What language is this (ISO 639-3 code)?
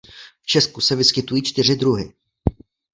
ces